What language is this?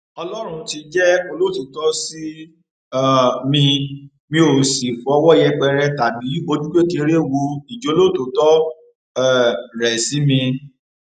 Yoruba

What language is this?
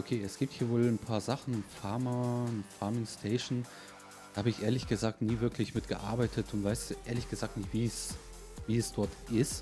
German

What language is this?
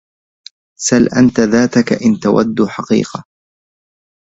Arabic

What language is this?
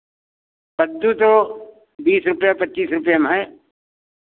Hindi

